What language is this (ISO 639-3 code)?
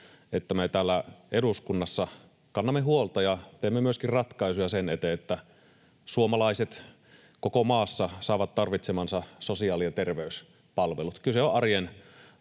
fin